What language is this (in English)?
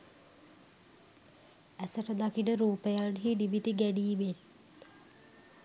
Sinhala